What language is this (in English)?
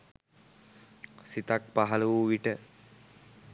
Sinhala